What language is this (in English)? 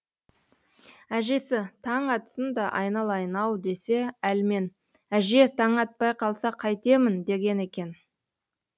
Kazakh